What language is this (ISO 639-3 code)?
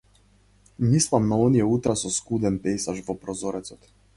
mkd